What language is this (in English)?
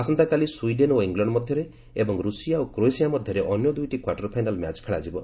Odia